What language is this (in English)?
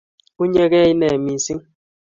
Kalenjin